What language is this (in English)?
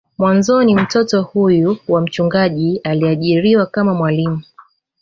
Swahili